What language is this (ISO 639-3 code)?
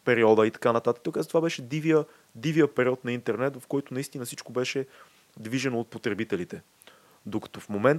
bul